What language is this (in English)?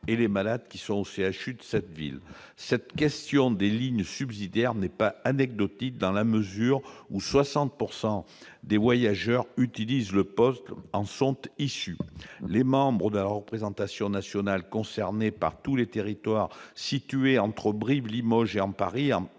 French